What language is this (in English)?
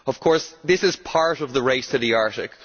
English